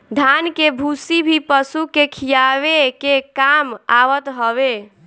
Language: Bhojpuri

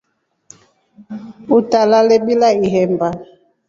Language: Rombo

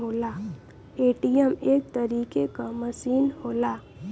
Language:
Bhojpuri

